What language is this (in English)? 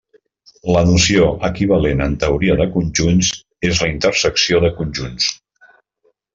Catalan